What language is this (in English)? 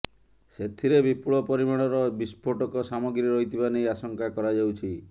Odia